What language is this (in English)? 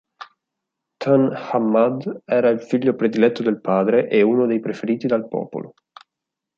Italian